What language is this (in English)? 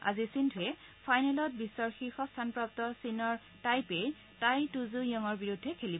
Assamese